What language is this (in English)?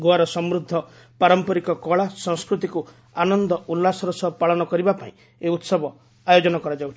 Odia